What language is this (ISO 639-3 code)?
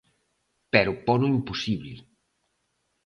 glg